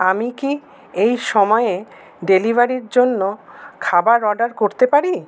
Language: Bangla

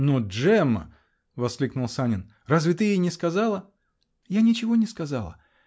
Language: Russian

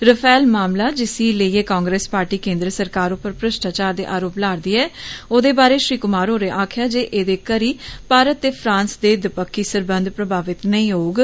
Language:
Dogri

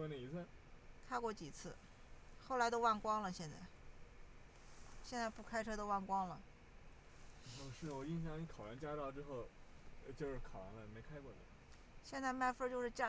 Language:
Chinese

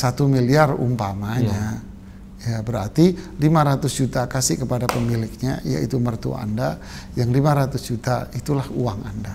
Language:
Indonesian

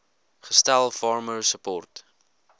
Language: Afrikaans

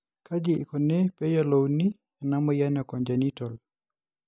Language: Masai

